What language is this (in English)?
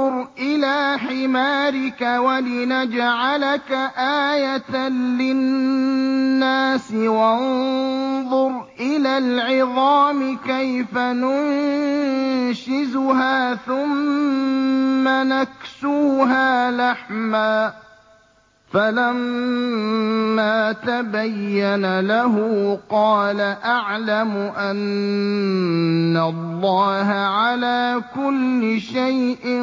Arabic